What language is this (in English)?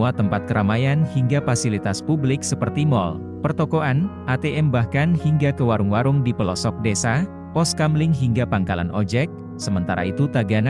Indonesian